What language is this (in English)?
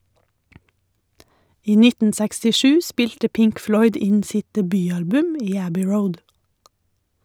Norwegian